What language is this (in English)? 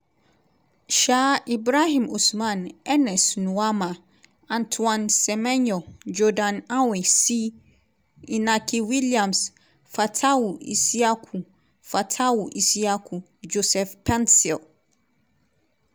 Nigerian Pidgin